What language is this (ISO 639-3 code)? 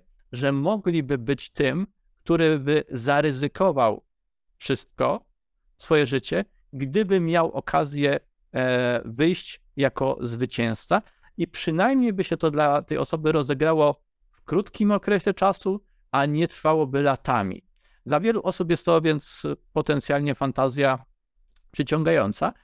pol